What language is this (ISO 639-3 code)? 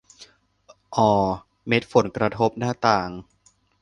tha